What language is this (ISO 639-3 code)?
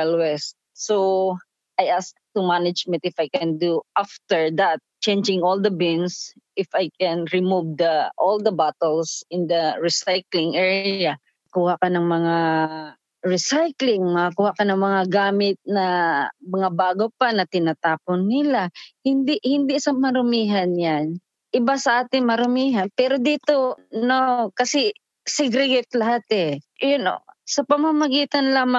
fil